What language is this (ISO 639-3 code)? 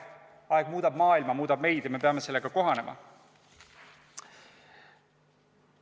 est